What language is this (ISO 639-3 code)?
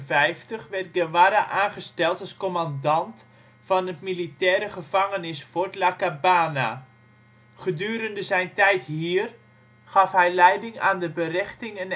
nld